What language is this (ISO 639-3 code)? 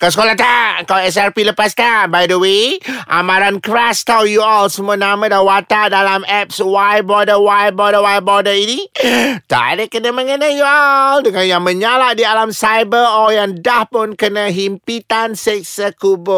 msa